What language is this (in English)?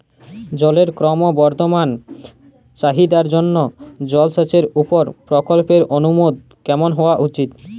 Bangla